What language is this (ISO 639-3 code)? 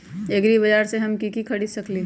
mag